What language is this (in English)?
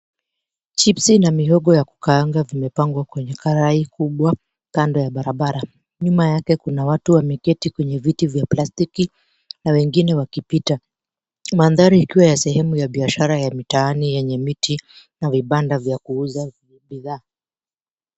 Swahili